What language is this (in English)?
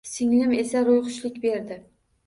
Uzbek